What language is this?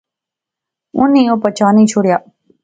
Pahari-Potwari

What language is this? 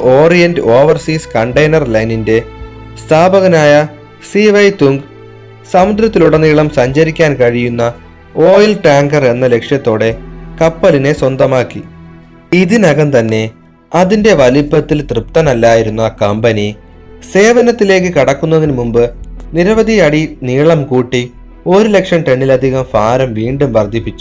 Malayalam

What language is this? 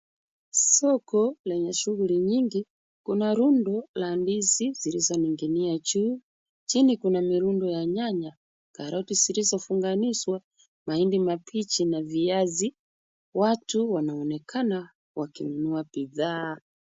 Swahili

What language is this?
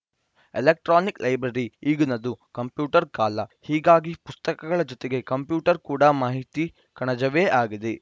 Kannada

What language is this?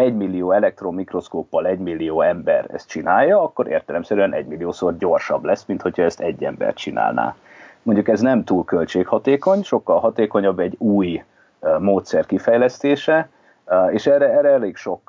Hungarian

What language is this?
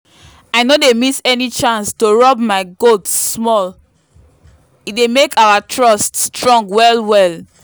Nigerian Pidgin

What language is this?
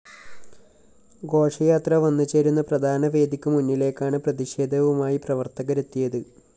Malayalam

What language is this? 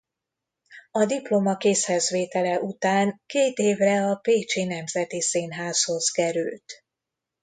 Hungarian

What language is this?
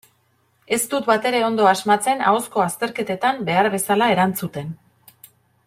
Basque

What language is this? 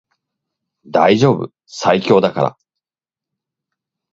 Japanese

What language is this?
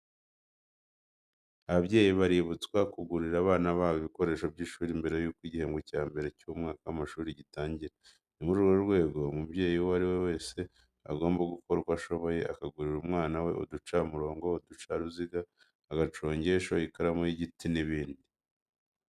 Kinyarwanda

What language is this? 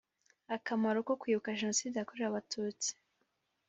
Kinyarwanda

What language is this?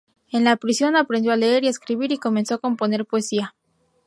Spanish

